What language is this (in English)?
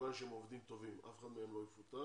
Hebrew